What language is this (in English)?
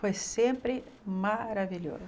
Portuguese